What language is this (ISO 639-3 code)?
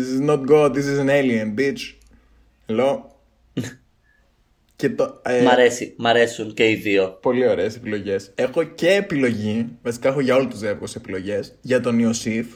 ell